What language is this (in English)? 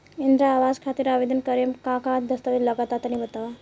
Bhojpuri